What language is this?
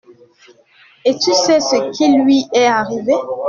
French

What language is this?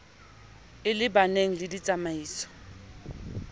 Southern Sotho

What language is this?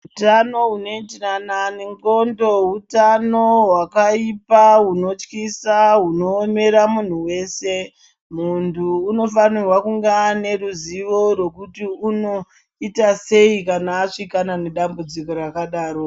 Ndau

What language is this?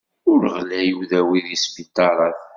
Kabyle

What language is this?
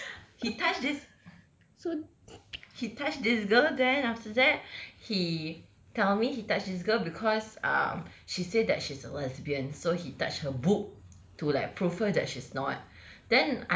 English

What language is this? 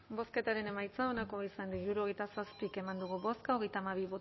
Basque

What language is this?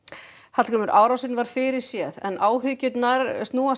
Icelandic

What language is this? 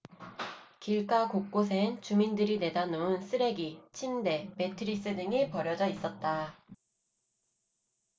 Korean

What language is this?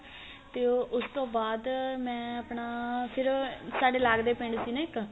Punjabi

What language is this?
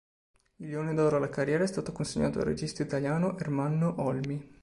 Italian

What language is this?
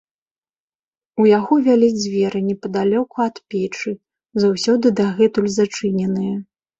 Belarusian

